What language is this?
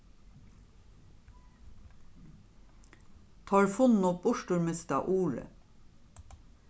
Faroese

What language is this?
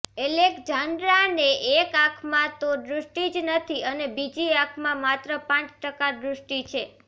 Gujarati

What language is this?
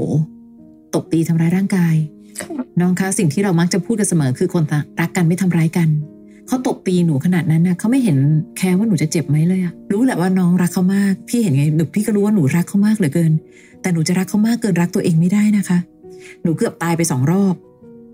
Thai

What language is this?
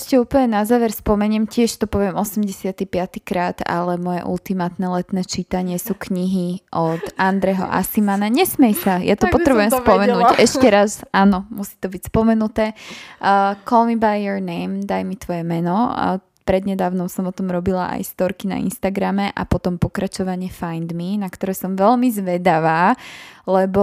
Slovak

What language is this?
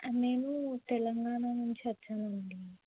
Telugu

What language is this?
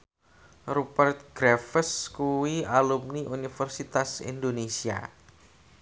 Javanese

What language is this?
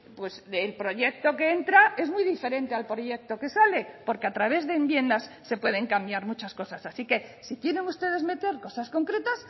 Spanish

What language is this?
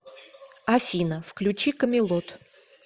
Russian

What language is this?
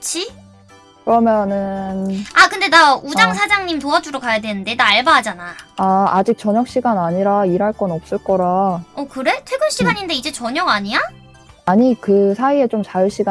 Korean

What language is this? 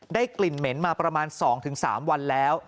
Thai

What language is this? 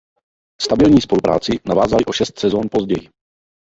Czech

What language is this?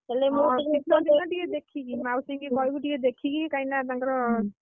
Odia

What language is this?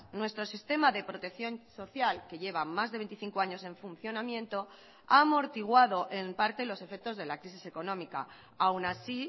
Spanish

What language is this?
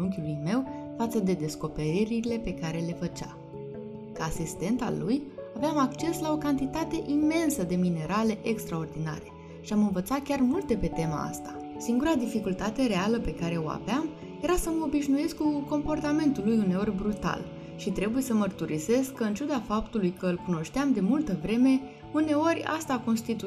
Romanian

